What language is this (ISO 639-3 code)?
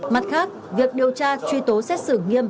vie